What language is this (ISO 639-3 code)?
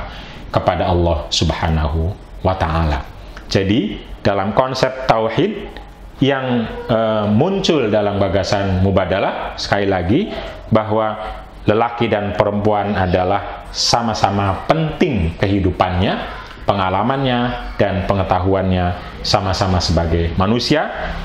ind